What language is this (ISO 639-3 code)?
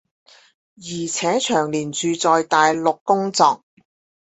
zho